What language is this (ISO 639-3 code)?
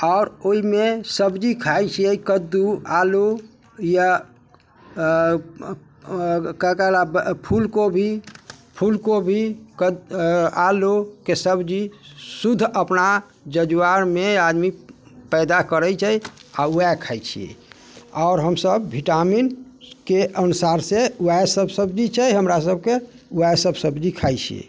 mai